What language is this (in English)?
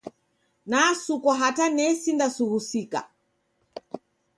Taita